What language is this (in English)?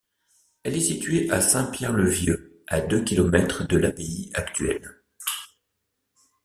French